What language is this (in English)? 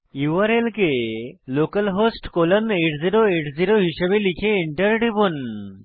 Bangla